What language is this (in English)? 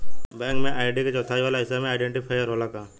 Bhojpuri